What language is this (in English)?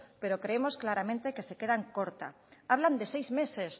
Spanish